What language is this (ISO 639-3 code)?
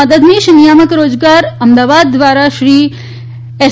guj